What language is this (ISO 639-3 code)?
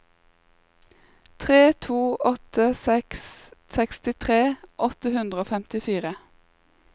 nor